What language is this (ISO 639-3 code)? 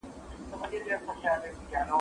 pus